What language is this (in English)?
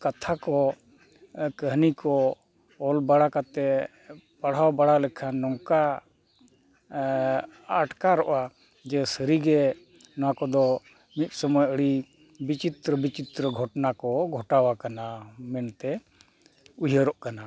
Santali